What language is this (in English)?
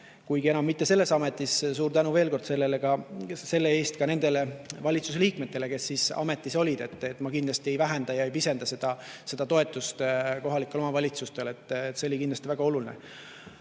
Estonian